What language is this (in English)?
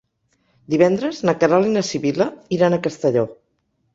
Catalan